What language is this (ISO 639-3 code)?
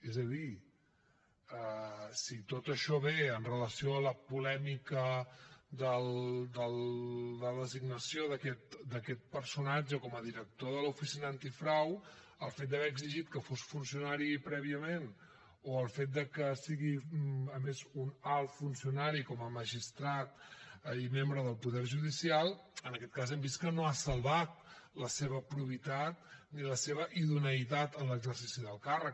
cat